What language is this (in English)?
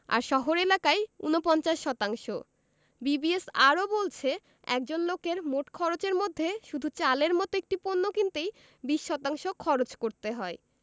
Bangla